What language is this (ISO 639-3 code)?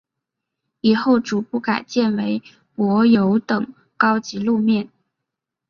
zho